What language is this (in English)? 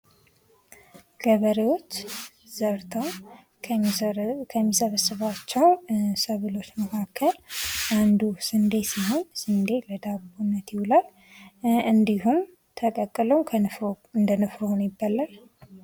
Amharic